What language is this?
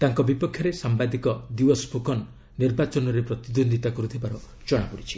Odia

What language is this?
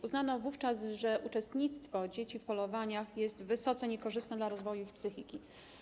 Polish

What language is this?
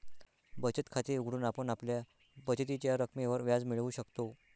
Marathi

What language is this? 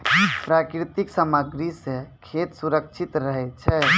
Maithili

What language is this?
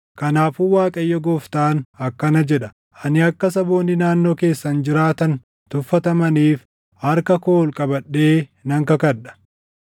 Oromo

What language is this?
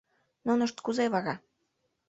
Mari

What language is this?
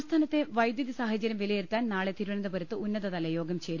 Malayalam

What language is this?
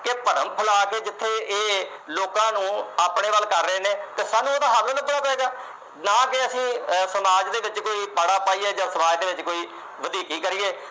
Punjabi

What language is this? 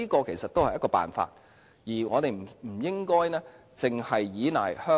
Cantonese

